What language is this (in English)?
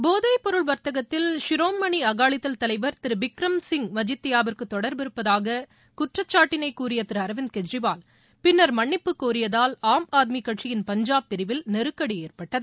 Tamil